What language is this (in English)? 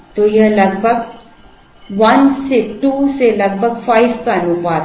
Hindi